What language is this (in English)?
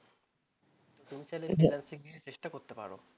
Bangla